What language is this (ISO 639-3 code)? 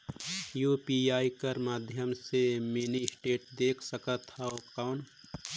hne